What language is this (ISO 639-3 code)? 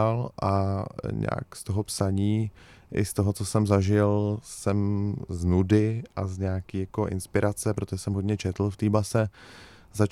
ces